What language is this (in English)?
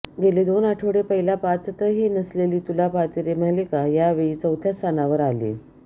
Marathi